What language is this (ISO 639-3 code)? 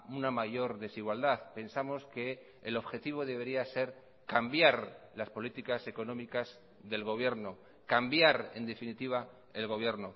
spa